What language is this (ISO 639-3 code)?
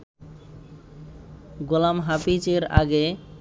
ben